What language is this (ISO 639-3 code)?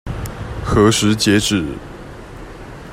zho